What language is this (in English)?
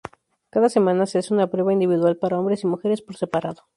Spanish